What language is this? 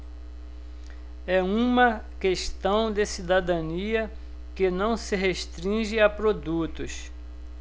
Portuguese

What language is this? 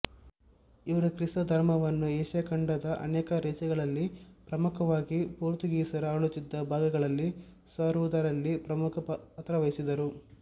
Kannada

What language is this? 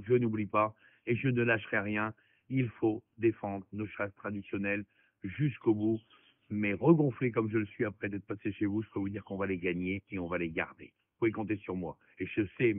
French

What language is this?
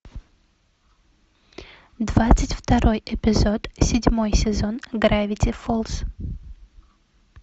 Russian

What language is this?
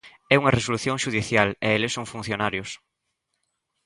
Galician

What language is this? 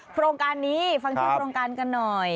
Thai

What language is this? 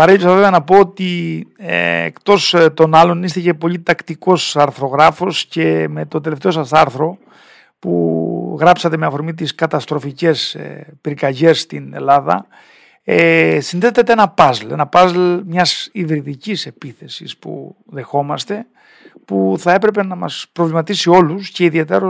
Greek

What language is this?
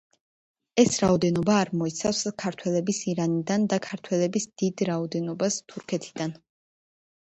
Georgian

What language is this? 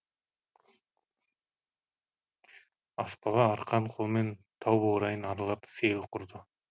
Kazakh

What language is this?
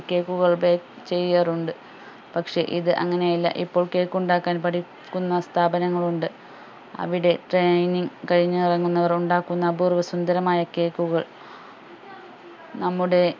Malayalam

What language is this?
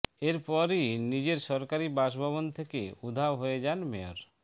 Bangla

